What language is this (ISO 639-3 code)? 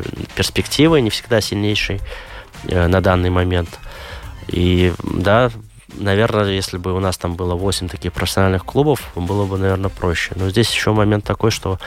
rus